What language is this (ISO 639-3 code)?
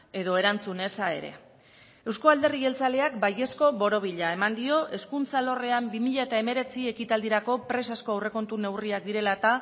eus